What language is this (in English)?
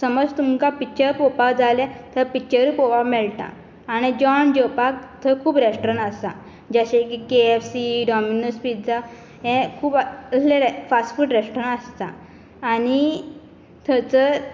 Konkani